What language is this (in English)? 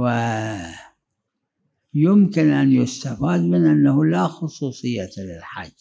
Arabic